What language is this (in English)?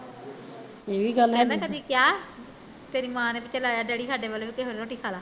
Punjabi